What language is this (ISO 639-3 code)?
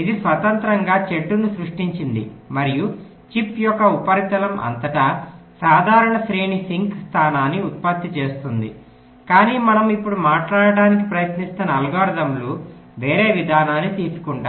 tel